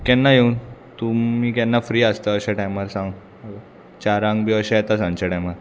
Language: Konkani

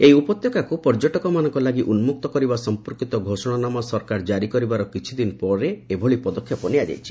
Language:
Odia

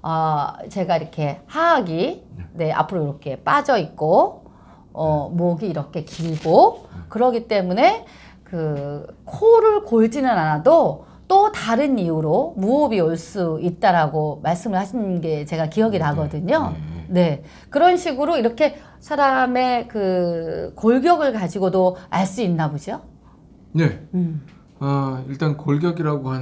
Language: Korean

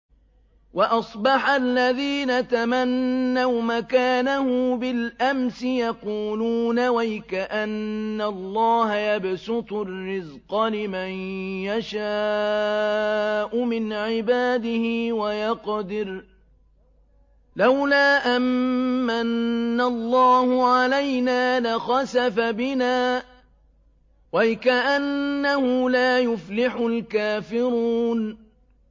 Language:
Arabic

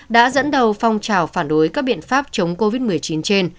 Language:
Vietnamese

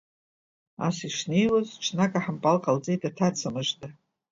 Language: Abkhazian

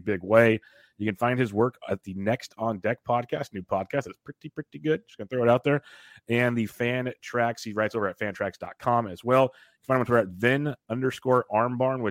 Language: English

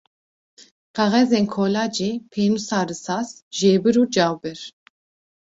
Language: Kurdish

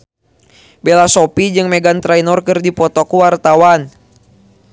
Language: Sundanese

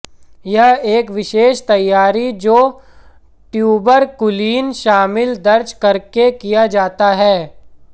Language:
Hindi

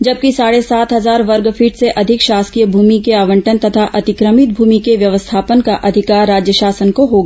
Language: Hindi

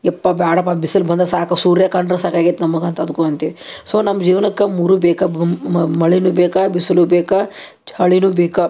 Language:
Kannada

